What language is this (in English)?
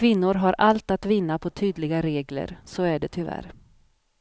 Swedish